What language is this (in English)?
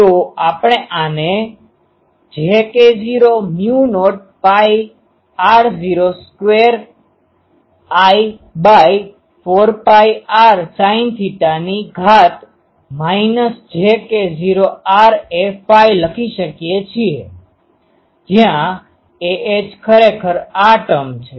Gujarati